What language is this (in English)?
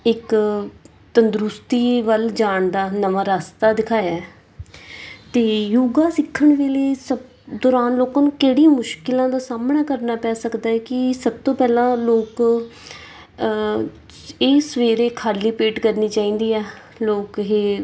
Punjabi